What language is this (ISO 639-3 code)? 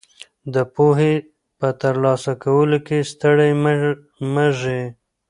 pus